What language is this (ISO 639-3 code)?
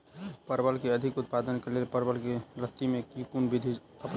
mai